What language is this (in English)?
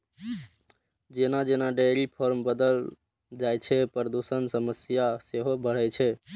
Maithili